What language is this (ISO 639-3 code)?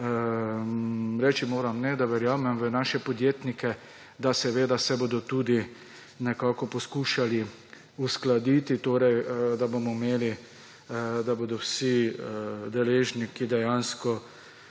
slv